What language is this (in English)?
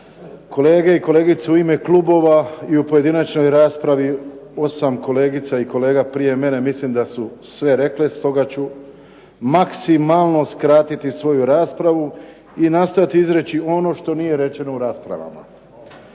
Croatian